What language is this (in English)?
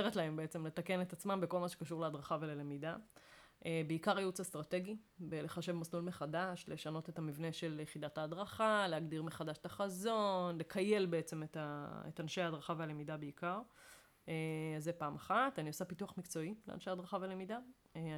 Hebrew